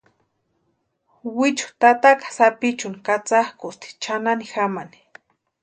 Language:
Western Highland Purepecha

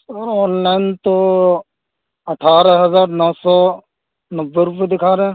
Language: Urdu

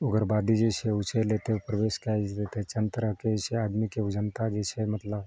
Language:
Maithili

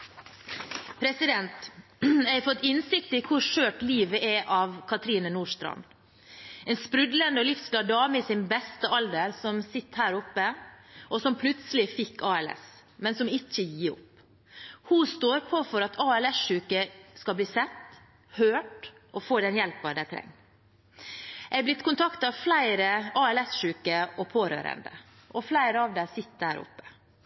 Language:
Norwegian Bokmål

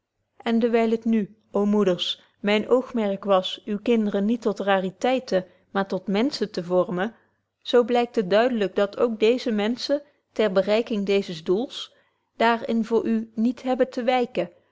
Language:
Dutch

